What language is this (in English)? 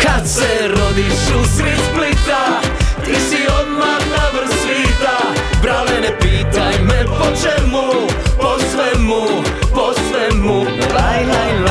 Croatian